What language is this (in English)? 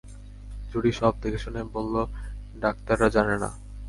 Bangla